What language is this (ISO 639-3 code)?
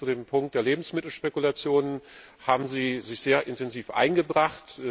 deu